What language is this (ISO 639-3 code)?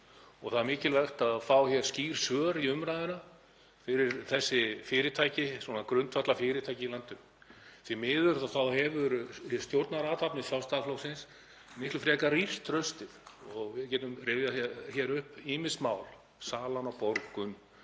isl